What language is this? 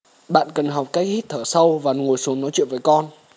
Vietnamese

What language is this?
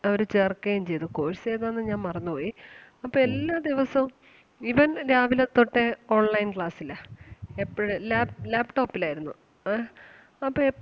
Malayalam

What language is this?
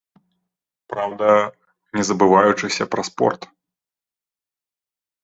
Belarusian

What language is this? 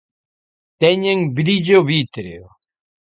Galician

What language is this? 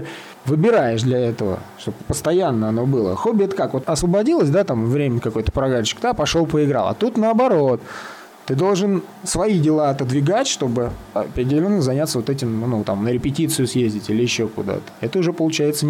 Russian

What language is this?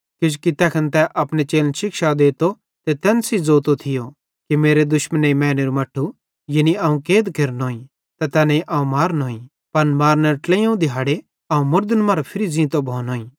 Bhadrawahi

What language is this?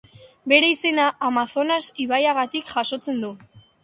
Basque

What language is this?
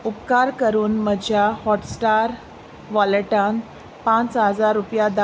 Konkani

